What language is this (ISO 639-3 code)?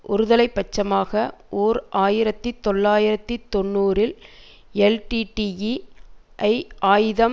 tam